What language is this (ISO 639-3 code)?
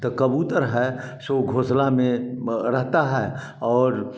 hin